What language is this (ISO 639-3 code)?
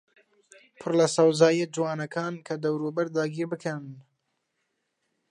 ckb